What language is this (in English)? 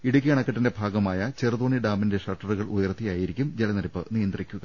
Malayalam